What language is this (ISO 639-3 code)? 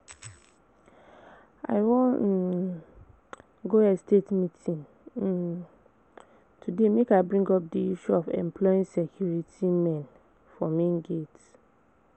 pcm